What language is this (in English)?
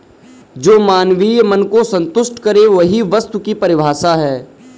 Hindi